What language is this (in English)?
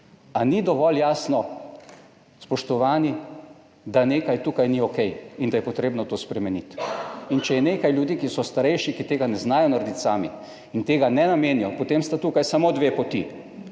Slovenian